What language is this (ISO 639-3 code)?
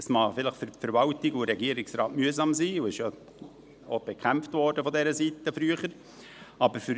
gsw